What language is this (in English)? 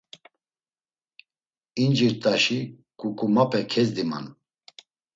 Laz